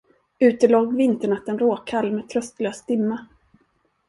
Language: Swedish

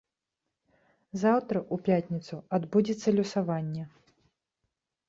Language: Belarusian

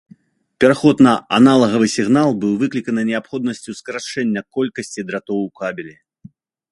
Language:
Belarusian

